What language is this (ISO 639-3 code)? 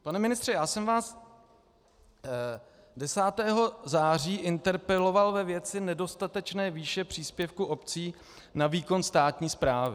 ces